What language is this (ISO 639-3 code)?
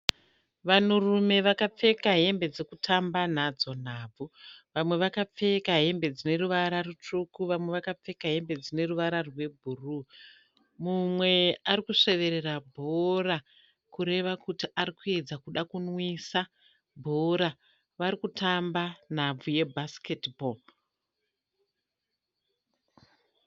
sna